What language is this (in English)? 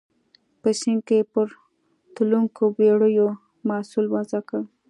Pashto